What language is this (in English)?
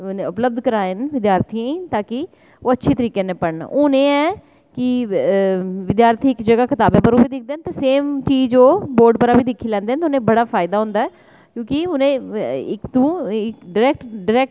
Dogri